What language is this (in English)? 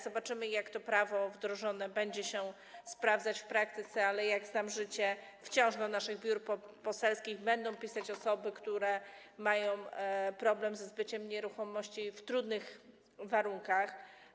Polish